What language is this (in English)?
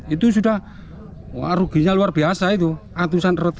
Indonesian